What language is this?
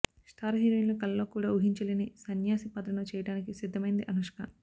Telugu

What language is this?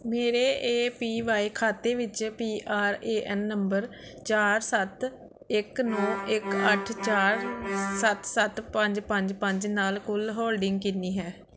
Punjabi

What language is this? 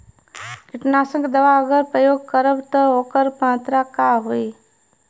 Bhojpuri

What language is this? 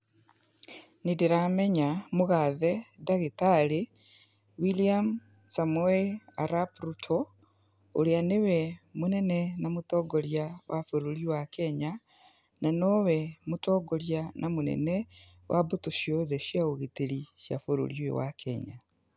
Kikuyu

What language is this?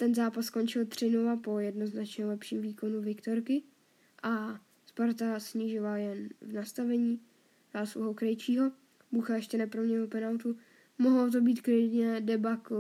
Czech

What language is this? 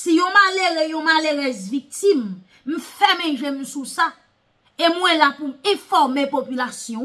French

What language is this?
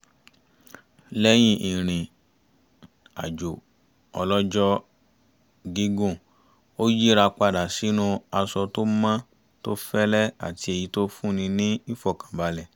Yoruba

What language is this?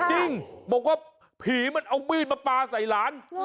Thai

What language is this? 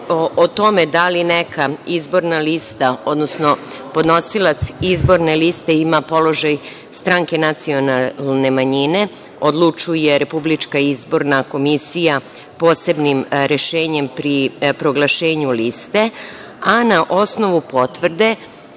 Serbian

